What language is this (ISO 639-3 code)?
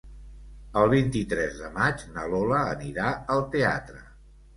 cat